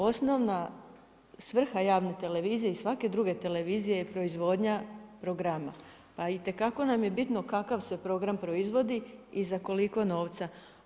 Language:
Croatian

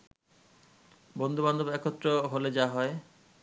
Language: Bangla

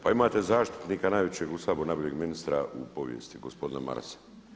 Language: Croatian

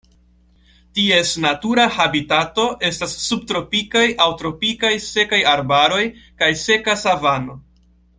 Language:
Esperanto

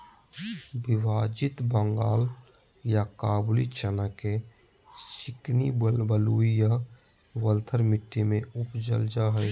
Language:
Magahi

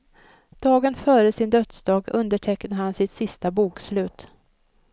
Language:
Swedish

